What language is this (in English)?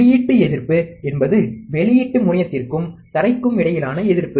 Tamil